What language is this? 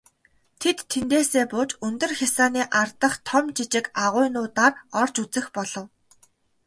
Mongolian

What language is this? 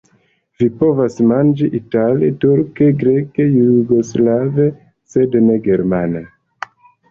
Esperanto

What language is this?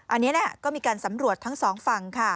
Thai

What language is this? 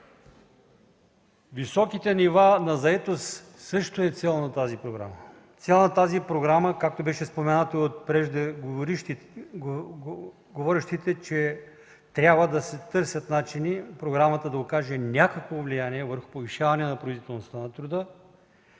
Bulgarian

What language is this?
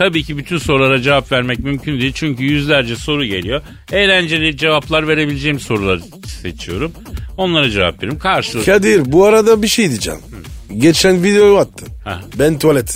Turkish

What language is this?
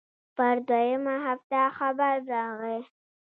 Pashto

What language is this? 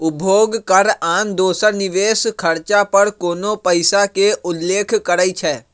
Magahi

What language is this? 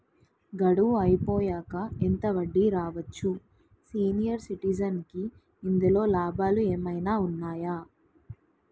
Telugu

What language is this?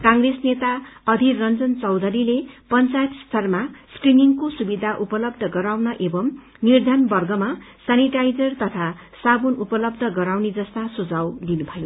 Nepali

